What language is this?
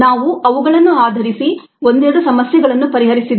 Kannada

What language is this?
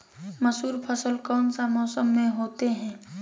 Magahi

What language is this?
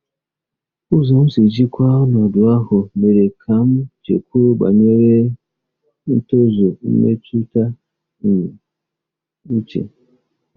Igbo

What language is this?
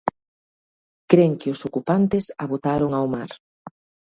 Galician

